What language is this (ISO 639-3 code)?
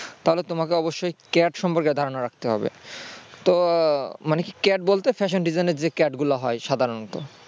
ben